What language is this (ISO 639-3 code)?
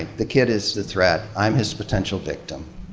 eng